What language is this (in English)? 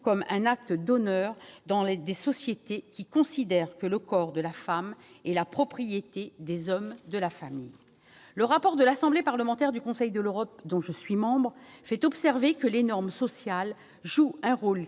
French